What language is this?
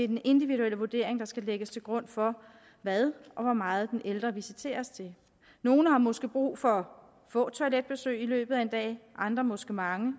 Danish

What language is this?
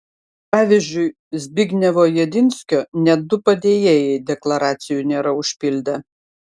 Lithuanian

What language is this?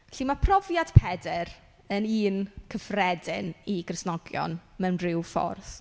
Welsh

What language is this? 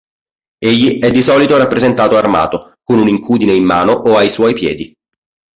Italian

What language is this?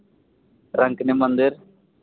Santali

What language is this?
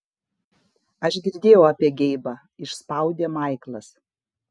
Lithuanian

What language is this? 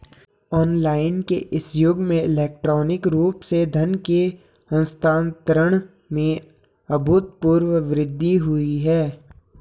Hindi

